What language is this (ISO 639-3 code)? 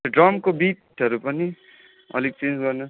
nep